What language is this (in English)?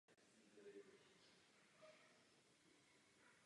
Czech